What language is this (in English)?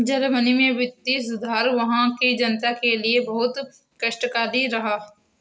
Hindi